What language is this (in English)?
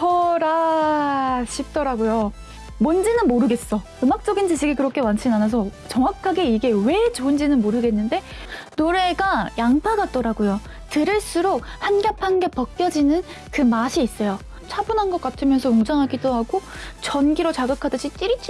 Korean